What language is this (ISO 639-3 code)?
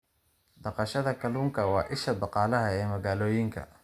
som